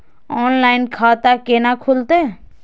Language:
Maithili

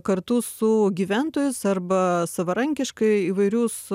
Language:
Lithuanian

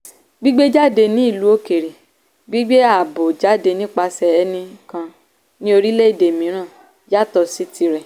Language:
Yoruba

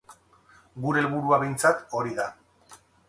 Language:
Basque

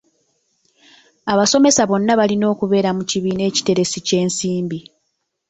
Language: Ganda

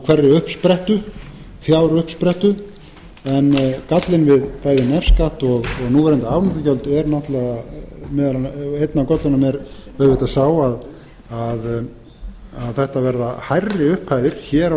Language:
Icelandic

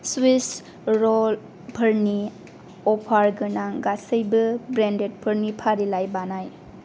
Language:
Bodo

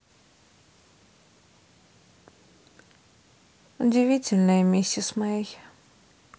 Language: Russian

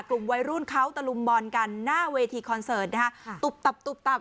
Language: Thai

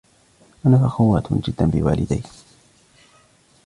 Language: Arabic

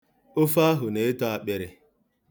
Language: Igbo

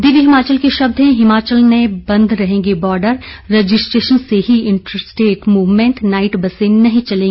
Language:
Hindi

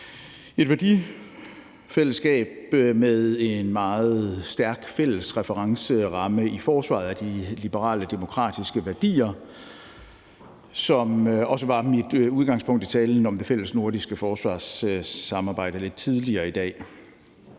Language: Danish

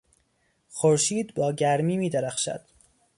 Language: Persian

